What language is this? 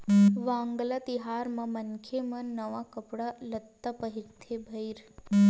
Chhattisgarhi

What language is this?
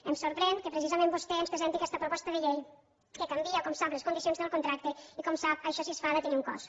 Catalan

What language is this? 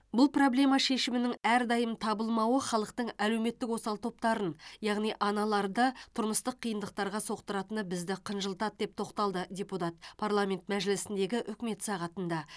Kazakh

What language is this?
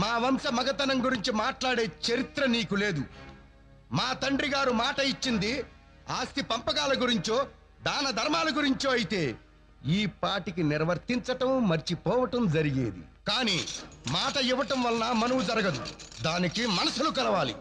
Telugu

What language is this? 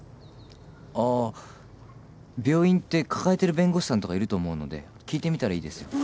Japanese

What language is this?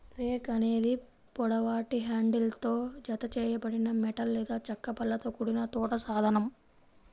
Telugu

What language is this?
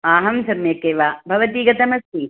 Sanskrit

